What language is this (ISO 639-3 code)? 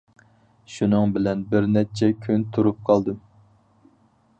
uig